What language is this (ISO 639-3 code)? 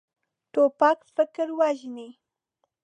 pus